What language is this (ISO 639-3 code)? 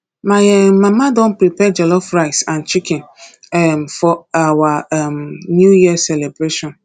pcm